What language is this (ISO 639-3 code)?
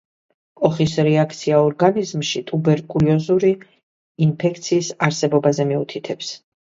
kat